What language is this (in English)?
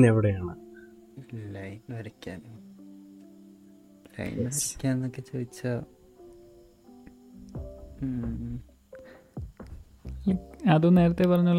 Malayalam